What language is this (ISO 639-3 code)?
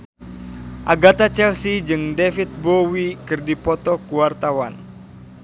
sun